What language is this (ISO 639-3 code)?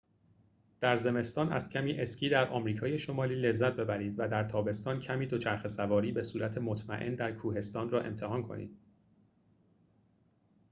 fas